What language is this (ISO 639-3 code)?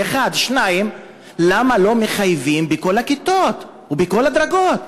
heb